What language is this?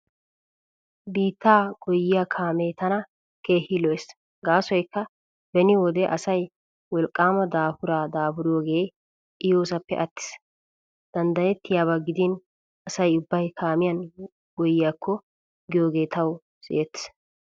Wolaytta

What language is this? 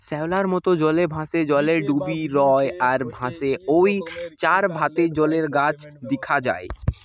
Bangla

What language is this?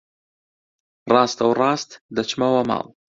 Central Kurdish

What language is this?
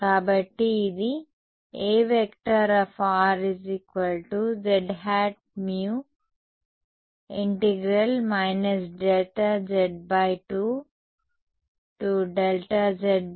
Telugu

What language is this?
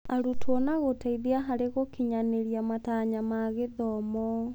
Kikuyu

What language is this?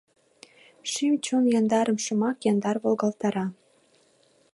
Mari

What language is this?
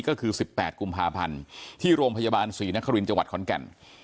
Thai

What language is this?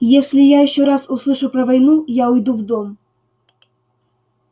Russian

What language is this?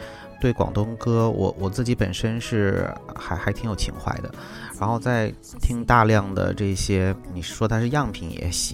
Chinese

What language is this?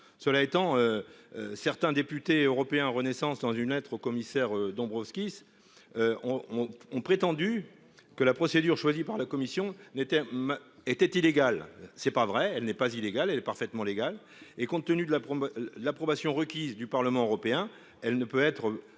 French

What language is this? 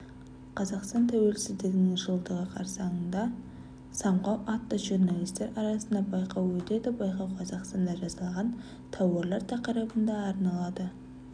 Kazakh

